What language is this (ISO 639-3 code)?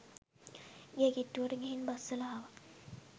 sin